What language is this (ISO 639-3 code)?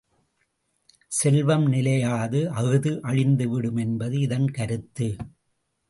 tam